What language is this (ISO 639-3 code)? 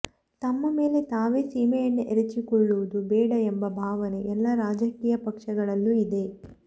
kan